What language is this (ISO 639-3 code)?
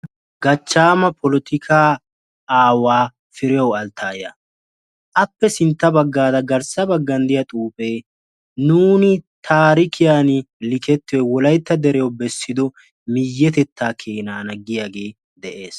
wal